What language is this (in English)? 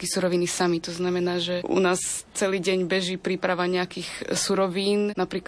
Slovak